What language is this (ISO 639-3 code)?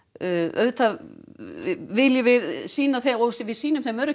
isl